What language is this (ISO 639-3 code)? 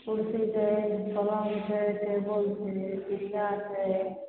mai